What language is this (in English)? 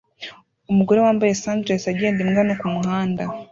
Kinyarwanda